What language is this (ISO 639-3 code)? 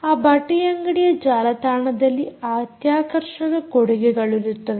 kan